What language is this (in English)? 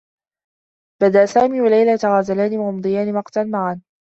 Arabic